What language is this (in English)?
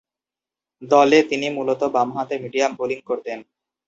Bangla